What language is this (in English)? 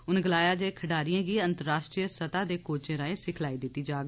Dogri